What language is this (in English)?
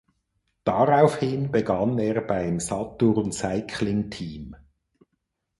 German